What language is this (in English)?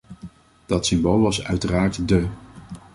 Dutch